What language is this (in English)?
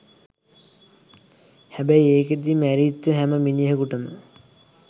Sinhala